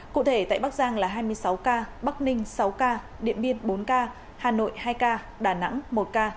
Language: Vietnamese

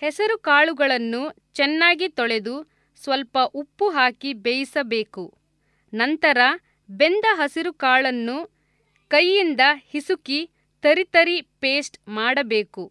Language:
Kannada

